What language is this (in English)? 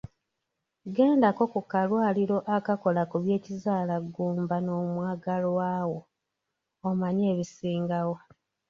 Ganda